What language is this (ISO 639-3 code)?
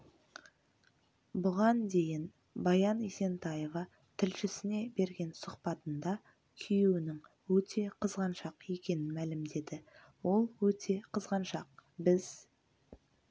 kaz